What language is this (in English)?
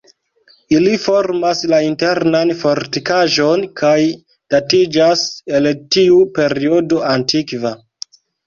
Esperanto